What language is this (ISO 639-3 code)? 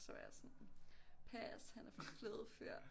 dan